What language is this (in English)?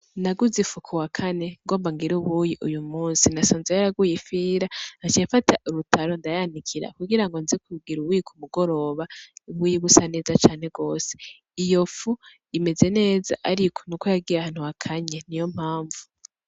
Rundi